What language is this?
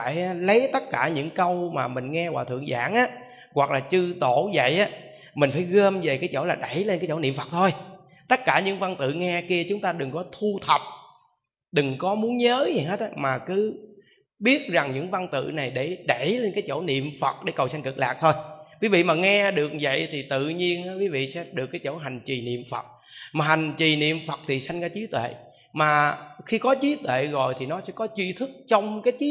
Vietnamese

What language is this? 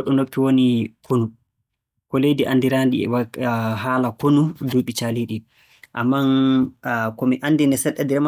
Borgu Fulfulde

